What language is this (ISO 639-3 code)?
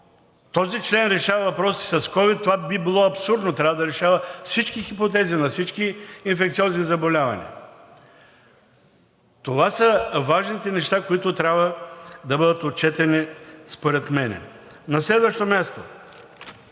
bul